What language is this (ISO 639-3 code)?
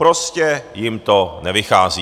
ces